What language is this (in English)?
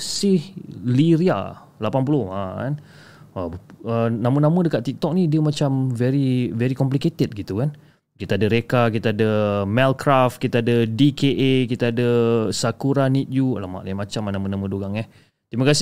Malay